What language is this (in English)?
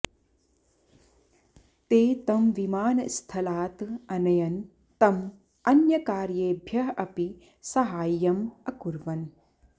Sanskrit